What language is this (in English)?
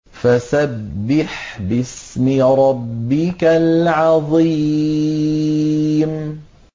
Arabic